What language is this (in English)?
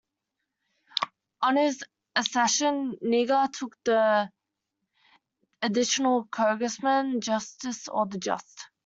English